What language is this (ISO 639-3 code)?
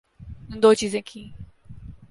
urd